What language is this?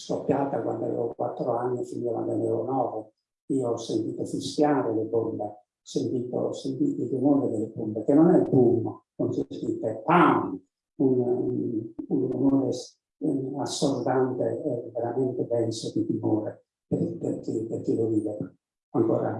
Italian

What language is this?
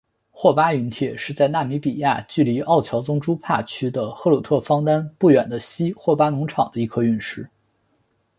Chinese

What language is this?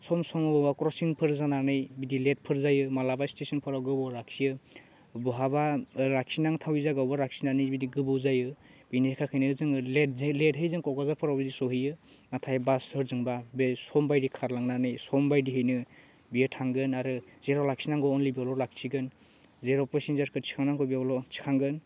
Bodo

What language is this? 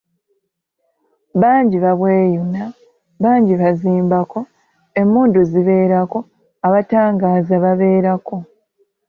Ganda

